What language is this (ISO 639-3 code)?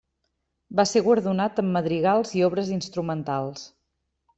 cat